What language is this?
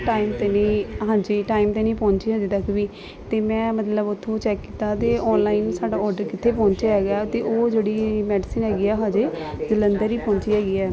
Punjabi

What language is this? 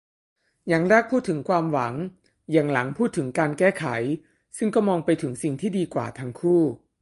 Thai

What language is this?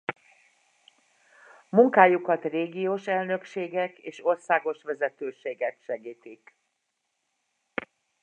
Hungarian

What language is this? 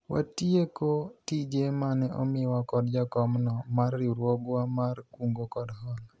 Luo (Kenya and Tanzania)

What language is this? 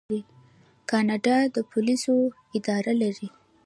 Pashto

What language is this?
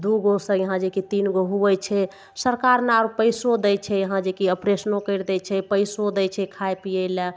Maithili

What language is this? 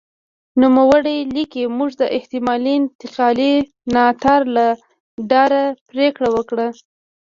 Pashto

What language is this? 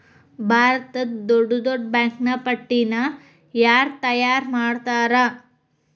Kannada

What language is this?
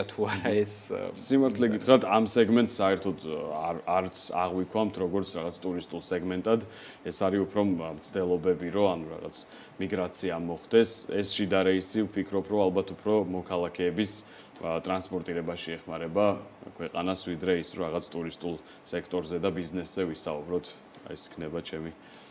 Romanian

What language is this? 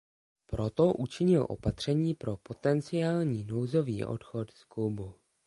Czech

